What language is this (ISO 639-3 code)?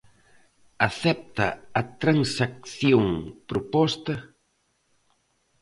glg